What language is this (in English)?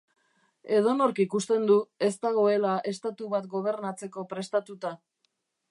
Basque